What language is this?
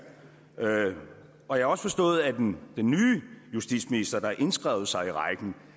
Danish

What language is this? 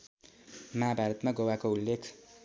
Nepali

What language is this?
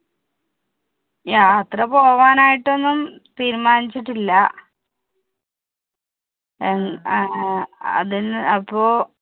Malayalam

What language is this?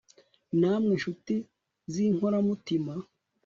Kinyarwanda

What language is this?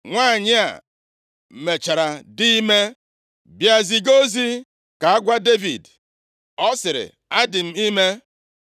Igbo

